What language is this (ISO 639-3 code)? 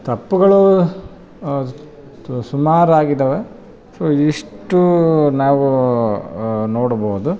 kan